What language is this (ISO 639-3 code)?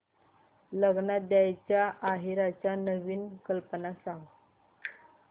mar